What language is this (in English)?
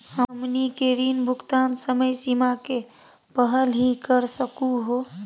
Magahi